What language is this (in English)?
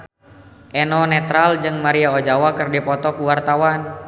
Sundanese